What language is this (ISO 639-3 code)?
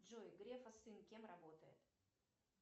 rus